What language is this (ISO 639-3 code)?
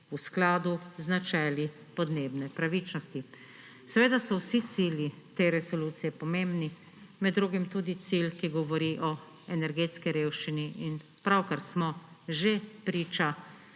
slv